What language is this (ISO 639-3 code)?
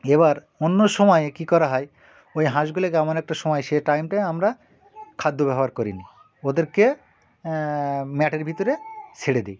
ben